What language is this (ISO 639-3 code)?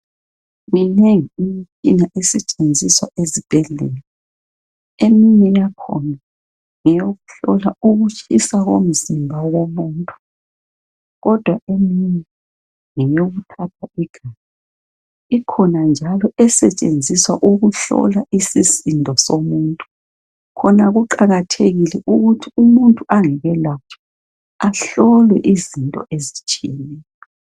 nde